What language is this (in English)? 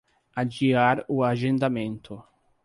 Portuguese